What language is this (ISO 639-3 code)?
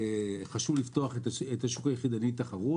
heb